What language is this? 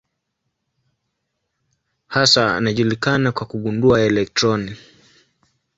Swahili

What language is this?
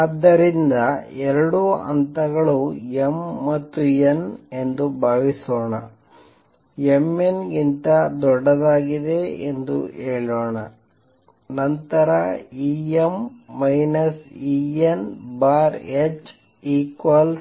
Kannada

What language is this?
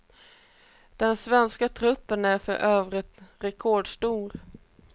Swedish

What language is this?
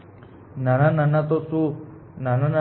Gujarati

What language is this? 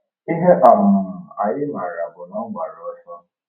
Igbo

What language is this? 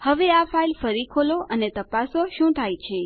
Gujarati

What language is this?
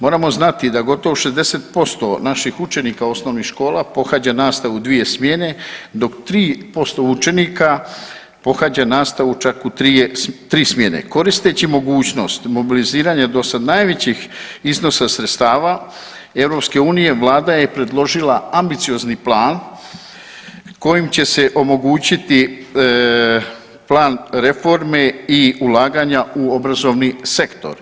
Croatian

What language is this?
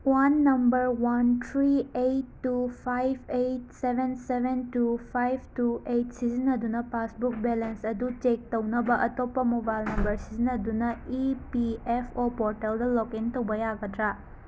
Manipuri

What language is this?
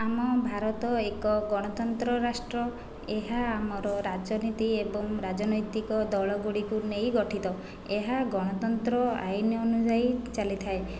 Odia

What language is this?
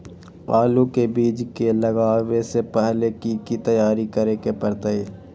Magahi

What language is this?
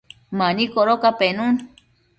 Matsés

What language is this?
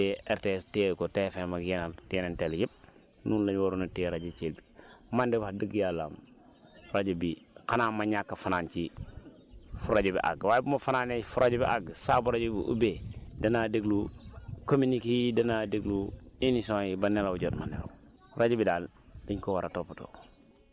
Wolof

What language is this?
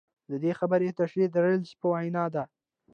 Pashto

